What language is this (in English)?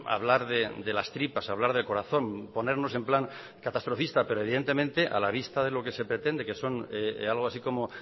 Spanish